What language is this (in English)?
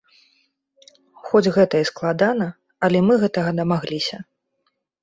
Belarusian